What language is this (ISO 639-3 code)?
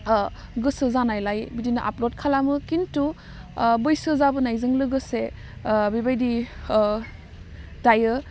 brx